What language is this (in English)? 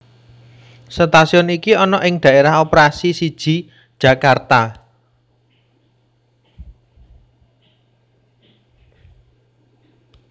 Javanese